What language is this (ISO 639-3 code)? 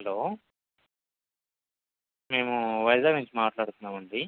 tel